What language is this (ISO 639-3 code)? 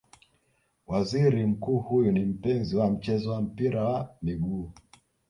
swa